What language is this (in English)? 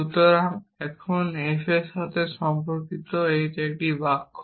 Bangla